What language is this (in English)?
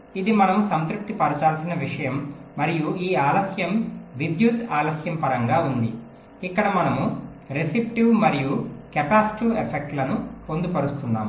Telugu